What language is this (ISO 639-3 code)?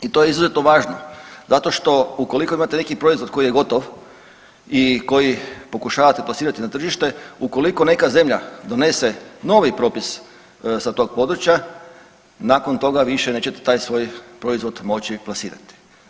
hrv